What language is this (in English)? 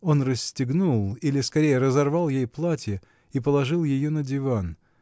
Russian